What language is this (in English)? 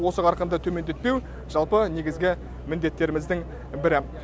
Kazakh